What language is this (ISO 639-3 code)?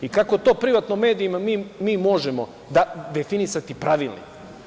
srp